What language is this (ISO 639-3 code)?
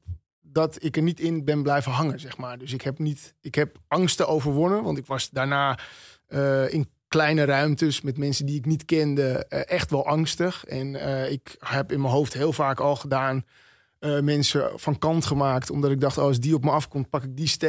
nld